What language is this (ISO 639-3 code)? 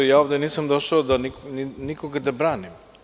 srp